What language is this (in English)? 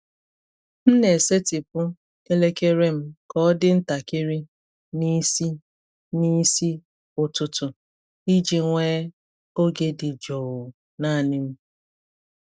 Igbo